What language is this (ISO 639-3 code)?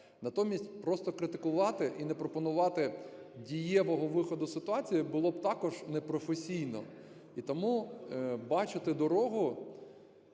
ukr